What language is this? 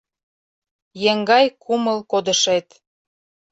Mari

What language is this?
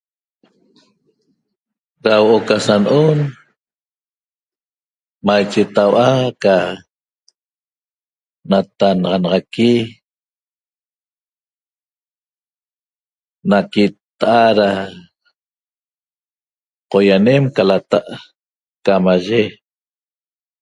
Toba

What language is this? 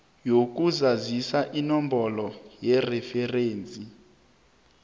South Ndebele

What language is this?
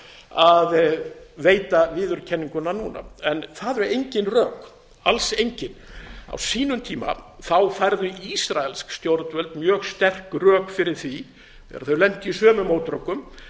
Icelandic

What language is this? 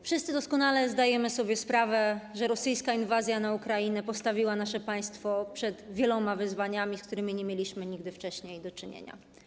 Polish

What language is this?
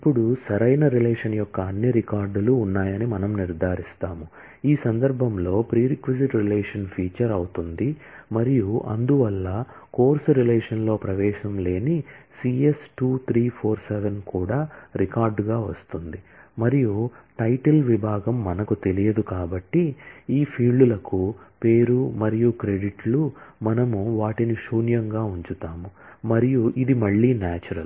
Telugu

